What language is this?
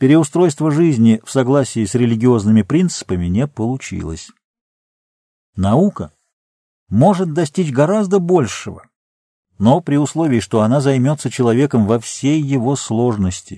Russian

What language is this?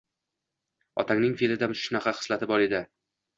Uzbek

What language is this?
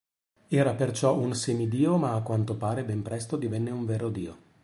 Italian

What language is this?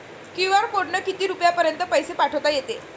Marathi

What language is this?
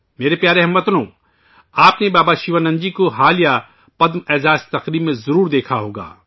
Urdu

